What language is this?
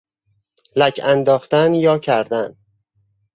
Persian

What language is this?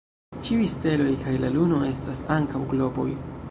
Esperanto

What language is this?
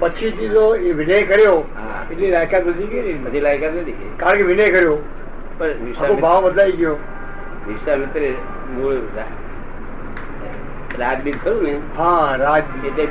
Gujarati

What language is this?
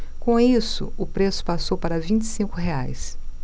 Portuguese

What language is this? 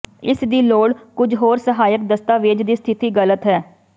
Punjabi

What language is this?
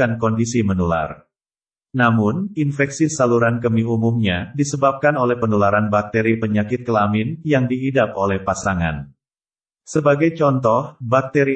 Indonesian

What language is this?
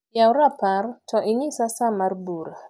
Luo (Kenya and Tanzania)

